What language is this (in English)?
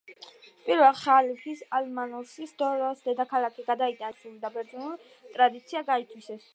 Georgian